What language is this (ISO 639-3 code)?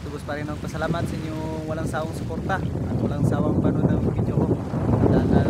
tha